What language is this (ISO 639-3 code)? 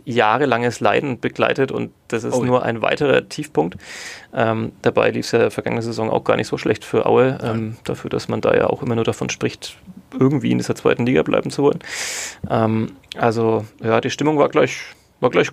deu